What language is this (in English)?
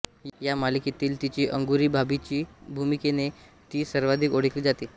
Marathi